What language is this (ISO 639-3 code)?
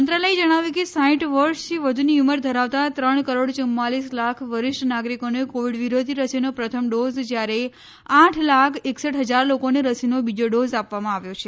guj